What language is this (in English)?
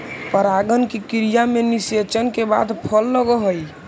Magahi